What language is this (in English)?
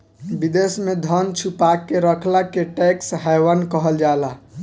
Bhojpuri